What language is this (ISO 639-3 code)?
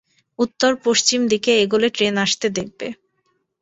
ben